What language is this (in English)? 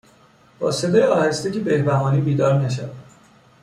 Persian